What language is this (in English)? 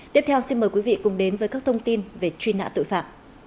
Vietnamese